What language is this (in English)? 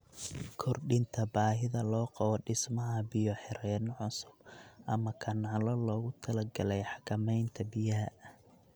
Somali